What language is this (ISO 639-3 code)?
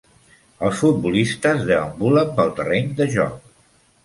cat